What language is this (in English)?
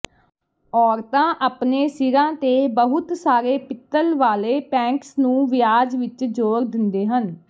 Punjabi